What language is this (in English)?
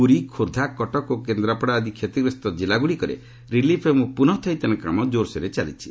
Odia